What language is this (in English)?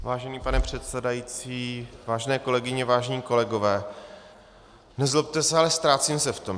Czech